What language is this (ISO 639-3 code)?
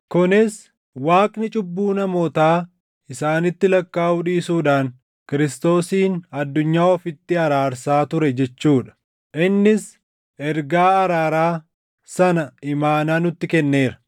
orm